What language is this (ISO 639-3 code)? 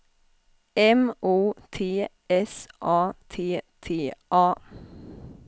swe